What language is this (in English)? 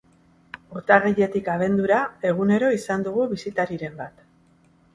Basque